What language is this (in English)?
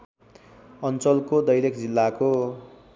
Nepali